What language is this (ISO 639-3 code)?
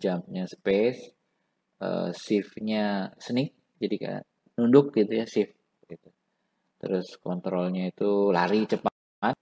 ind